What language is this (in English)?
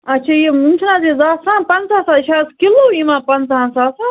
Kashmiri